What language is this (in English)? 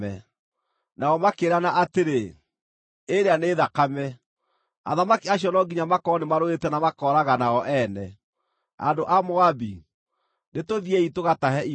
Kikuyu